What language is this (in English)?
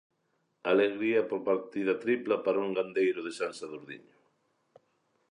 Galician